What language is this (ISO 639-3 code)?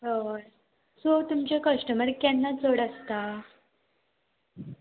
kok